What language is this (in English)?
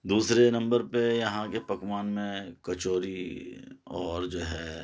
Urdu